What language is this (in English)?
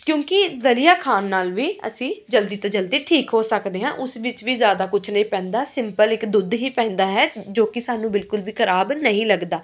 Punjabi